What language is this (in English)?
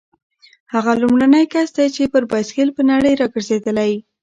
Pashto